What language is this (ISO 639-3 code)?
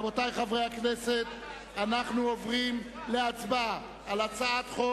heb